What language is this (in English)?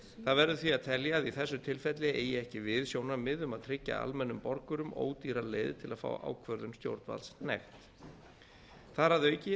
Icelandic